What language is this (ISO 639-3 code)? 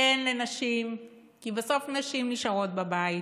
heb